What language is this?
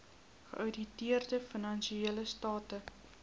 Afrikaans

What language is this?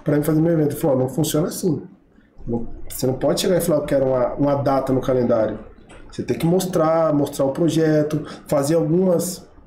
Portuguese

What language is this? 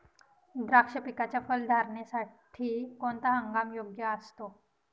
Marathi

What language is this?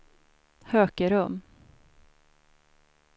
Swedish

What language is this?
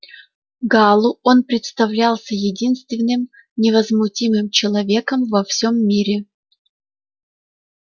Russian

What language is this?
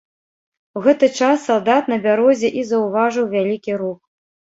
Belarusian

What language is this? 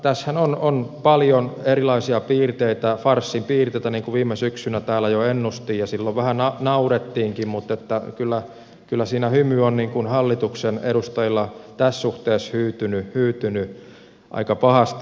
Finnish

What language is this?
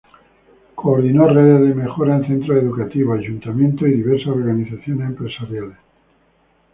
Spanish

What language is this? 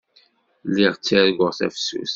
Kabyle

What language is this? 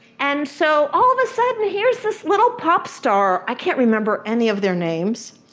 English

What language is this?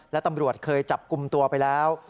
Thai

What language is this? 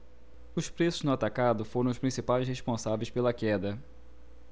Portuguese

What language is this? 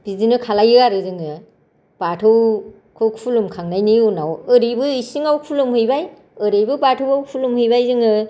Bodo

